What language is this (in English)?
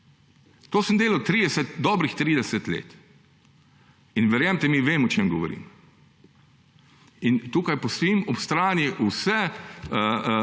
Slovenian